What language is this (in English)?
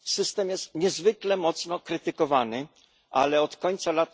Polish